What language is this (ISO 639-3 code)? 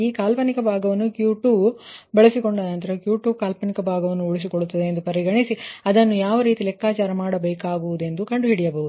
kan